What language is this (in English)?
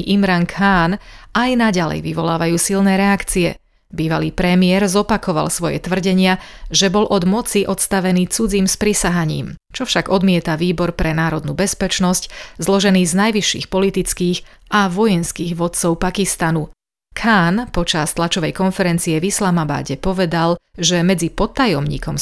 Slovak